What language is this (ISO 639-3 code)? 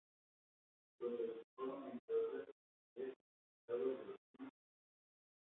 spa